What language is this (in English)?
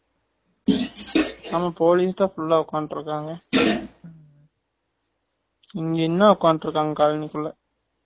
Tamil